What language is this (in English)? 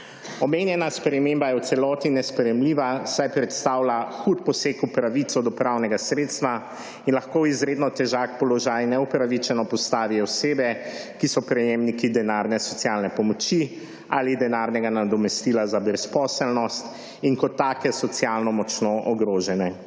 Slovenian